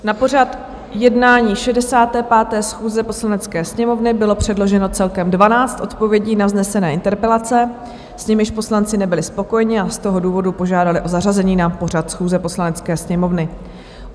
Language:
Czech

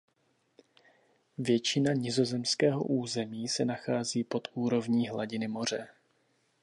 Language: Czech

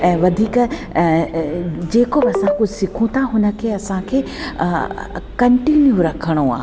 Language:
Sindhi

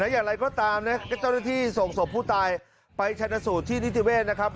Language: Thai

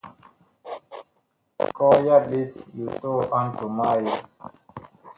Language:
Bakoko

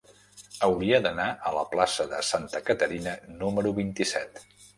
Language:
Catalan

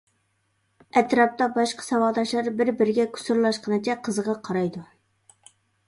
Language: Uyghur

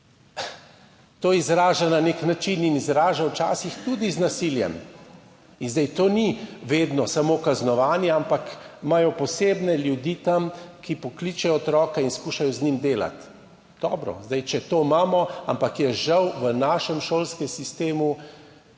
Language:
Slovenian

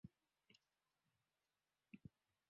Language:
Swahili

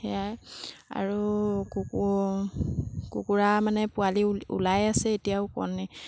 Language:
Assamese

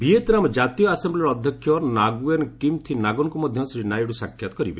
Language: Odia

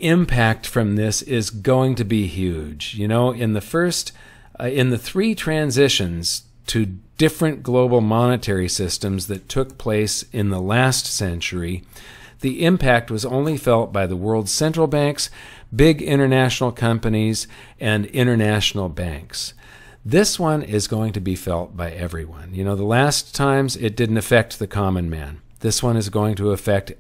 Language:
English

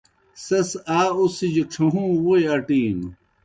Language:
Kohistani Shina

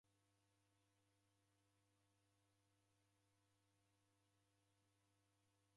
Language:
Taita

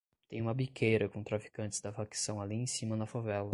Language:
Portuguese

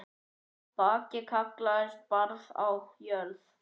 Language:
Icelandic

